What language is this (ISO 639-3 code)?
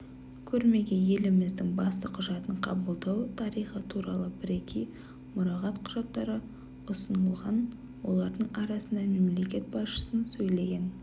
kaz